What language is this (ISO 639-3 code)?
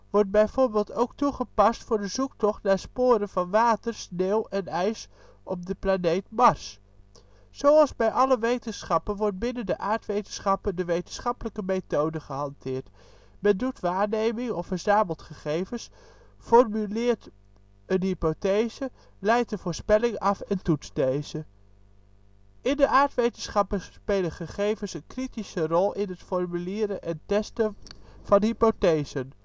nld